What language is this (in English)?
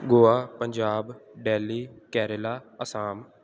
Punjabi